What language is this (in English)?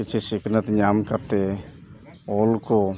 Santali